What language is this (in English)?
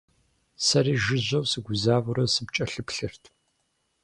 Kabardian